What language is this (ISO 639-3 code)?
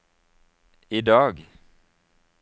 nor